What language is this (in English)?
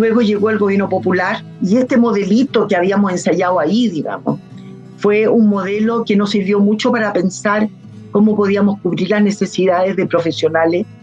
Spanish